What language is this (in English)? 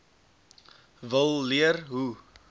Afrikaans